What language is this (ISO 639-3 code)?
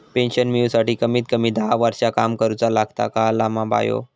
mar